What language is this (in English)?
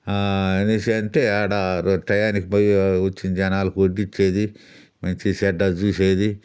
Telugu